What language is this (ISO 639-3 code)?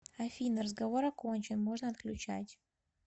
rus